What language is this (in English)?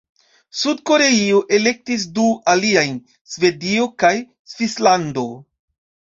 Esperanto